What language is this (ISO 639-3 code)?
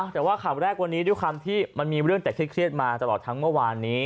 tha